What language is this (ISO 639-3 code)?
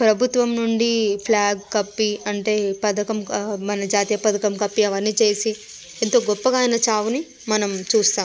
tel